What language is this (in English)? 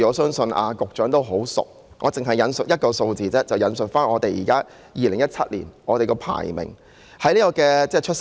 Cantonese